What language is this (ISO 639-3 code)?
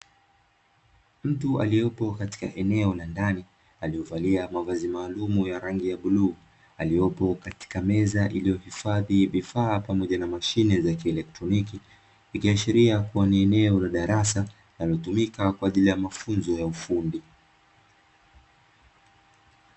swa